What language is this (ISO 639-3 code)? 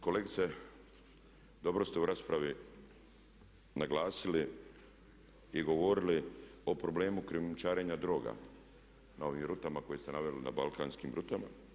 hrv